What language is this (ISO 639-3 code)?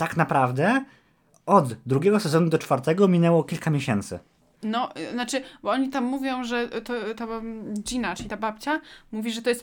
pol